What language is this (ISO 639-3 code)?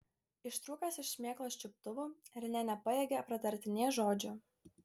lit